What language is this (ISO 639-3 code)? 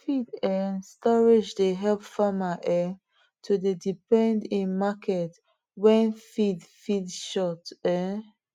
pcm